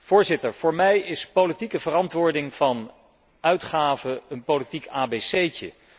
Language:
Dutch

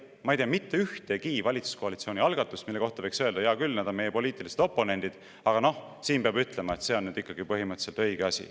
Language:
Estonian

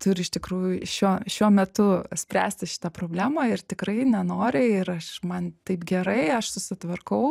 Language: Lithuanian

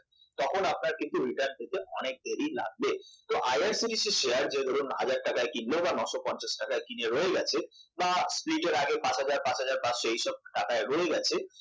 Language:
Bangla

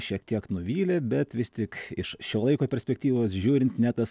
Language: Lithuanian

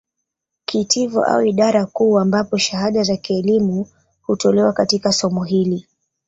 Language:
Swahili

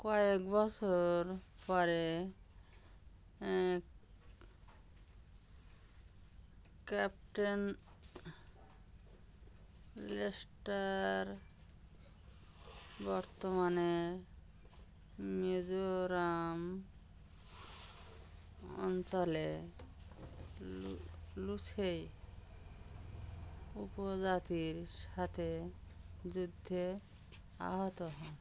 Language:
Bangla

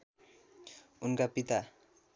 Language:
Nepali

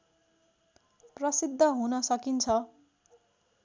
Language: Nepali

